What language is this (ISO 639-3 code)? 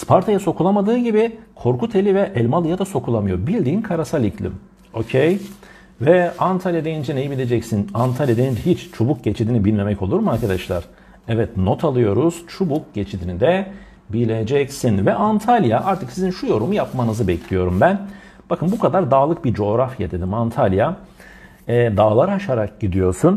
tur